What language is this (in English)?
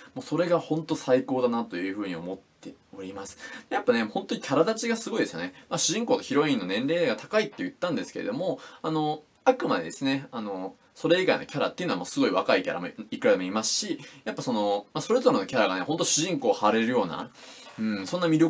Japanese